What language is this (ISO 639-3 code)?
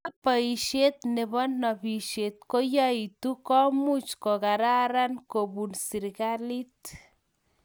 kln